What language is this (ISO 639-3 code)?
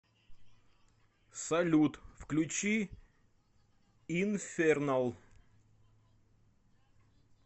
rus